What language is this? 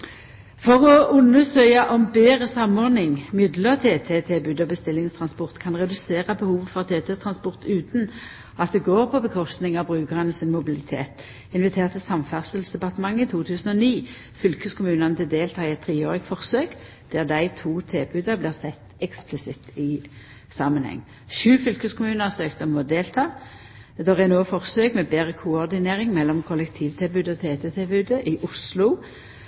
Norwegian Nynorsk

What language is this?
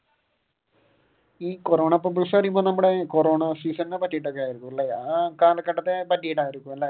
Malayalam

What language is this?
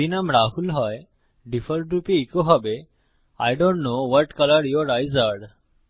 Bangla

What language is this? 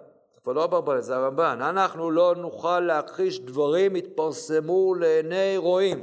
Hebrew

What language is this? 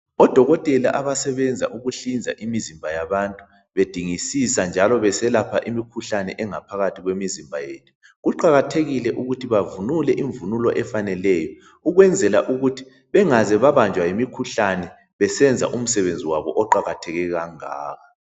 North Ndebele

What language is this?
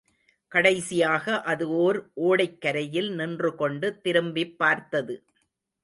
Tamil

